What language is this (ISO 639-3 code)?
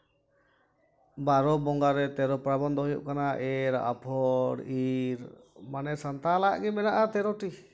sat